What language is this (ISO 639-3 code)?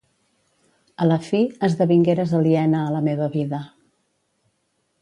cat